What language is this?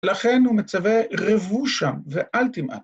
Hebrew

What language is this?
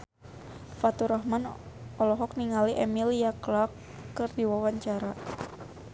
Sundanese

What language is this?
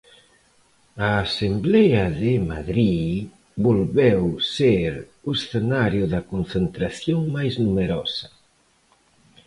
Galician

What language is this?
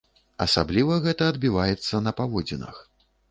Belarusian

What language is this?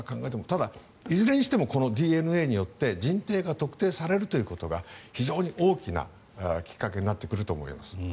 Japanese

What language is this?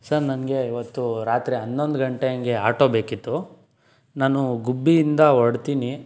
Kannada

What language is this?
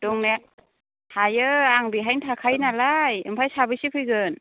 Bodo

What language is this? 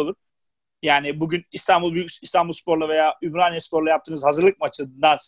Turkish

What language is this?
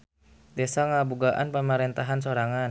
Sundanese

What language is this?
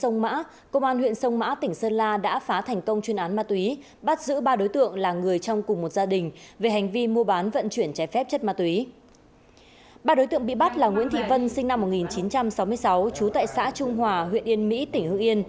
Vietnamese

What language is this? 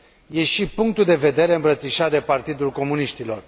Romanian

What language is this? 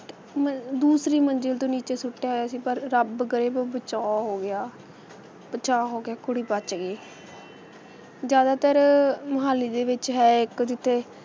Punjabi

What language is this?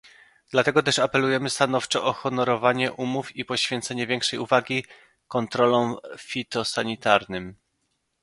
Polish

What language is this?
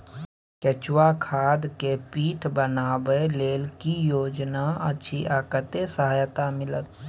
Maithili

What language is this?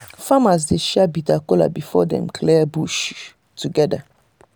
Nigerian Pidgin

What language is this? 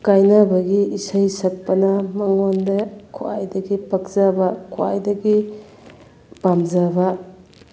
Manipuri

